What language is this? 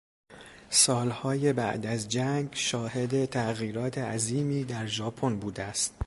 Persian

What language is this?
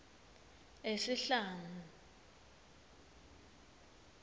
Swati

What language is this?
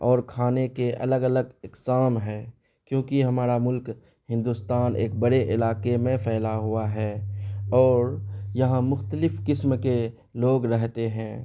Urdu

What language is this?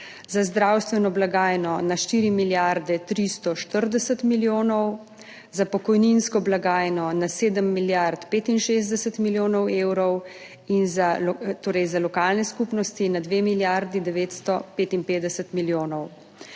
Slovenian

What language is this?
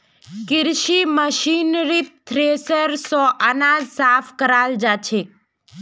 Magahi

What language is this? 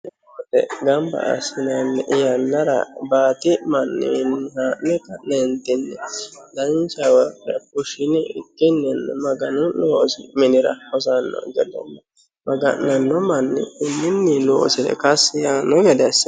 Sidamo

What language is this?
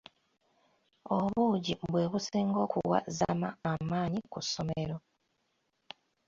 Ganda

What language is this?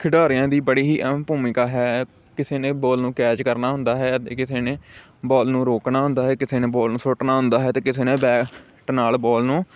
Punjabi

